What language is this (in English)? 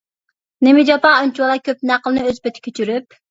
Uyghur